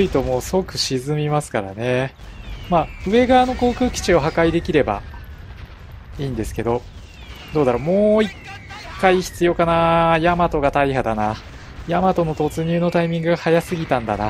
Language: Japanese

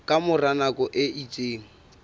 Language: Southern Sotho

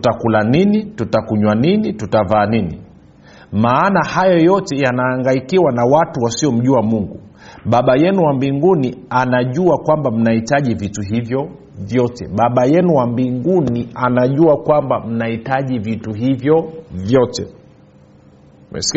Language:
Swahili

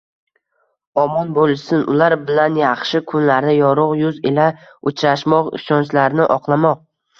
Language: Uzbek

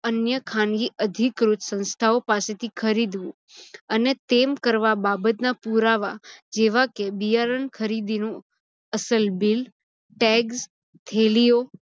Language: Gujarati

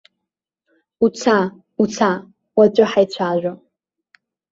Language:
Abkhazian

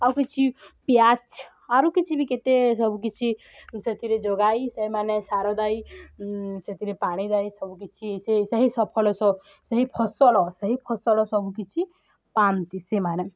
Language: Odia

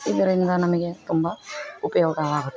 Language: Kannada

